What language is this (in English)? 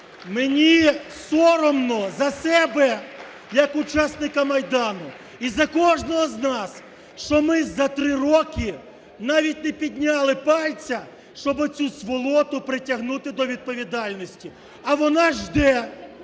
Ukrainian